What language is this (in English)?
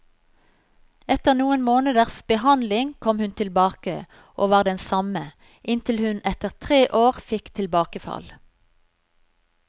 Norwegian